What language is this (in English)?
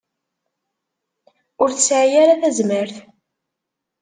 Kabyle